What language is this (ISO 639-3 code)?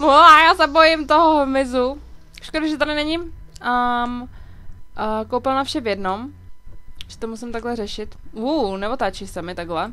ces